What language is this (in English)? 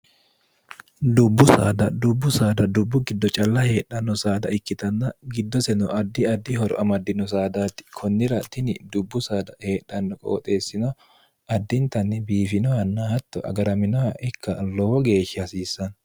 Sidamo